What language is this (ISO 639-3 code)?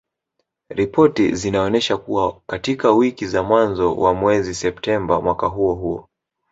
swa